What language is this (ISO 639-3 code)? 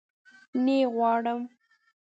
pus